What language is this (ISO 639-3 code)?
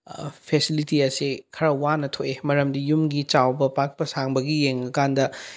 mni